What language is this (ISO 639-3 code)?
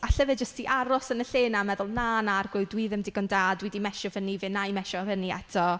cym